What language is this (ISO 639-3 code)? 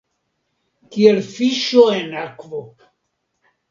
epo